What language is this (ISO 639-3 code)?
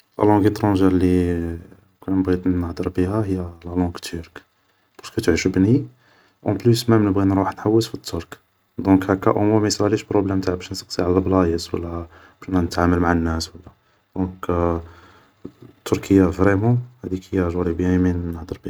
arq